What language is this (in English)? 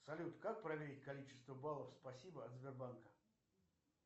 Russian